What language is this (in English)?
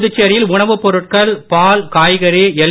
Tamil